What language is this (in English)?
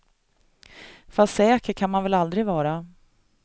Swedish